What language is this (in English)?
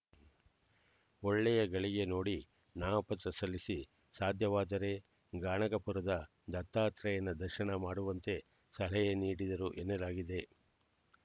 Kannada